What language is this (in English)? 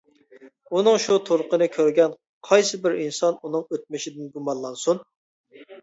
Uyghur